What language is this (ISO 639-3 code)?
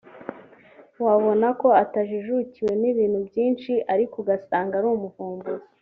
kin